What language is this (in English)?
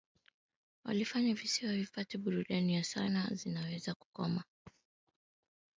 Swahili